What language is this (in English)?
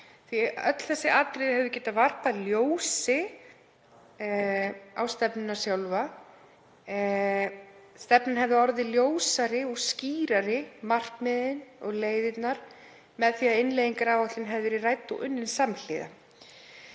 Icelandic